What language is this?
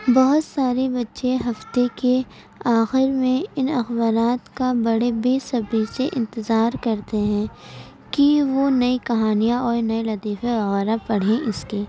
Urdu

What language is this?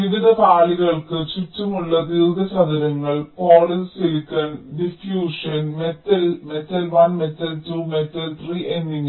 Malayalam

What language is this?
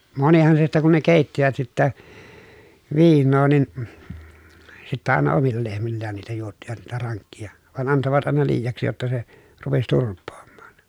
Finnish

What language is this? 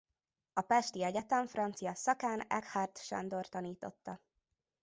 Hungarian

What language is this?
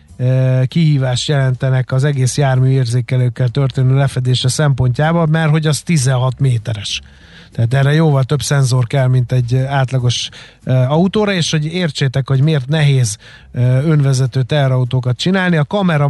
Hungarian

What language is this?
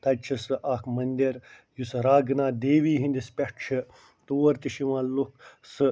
Kashmiri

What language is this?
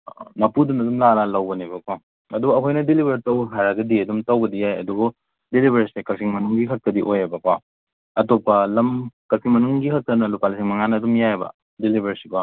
Manipuri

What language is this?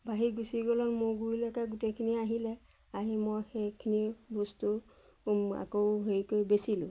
Assamese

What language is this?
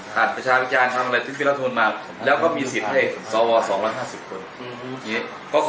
Thai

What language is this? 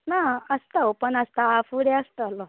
Konkani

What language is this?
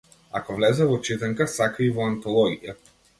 Macedonian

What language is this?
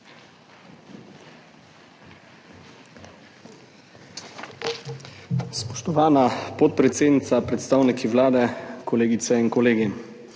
Slovenian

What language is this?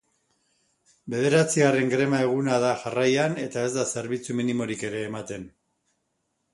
Basque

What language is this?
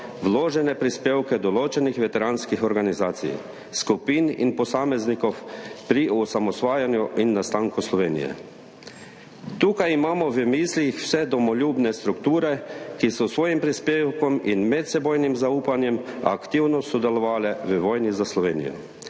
Slovenian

